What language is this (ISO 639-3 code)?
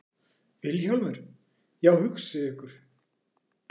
isl